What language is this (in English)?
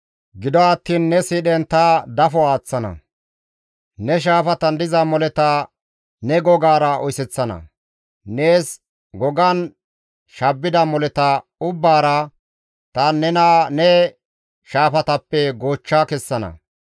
Gamo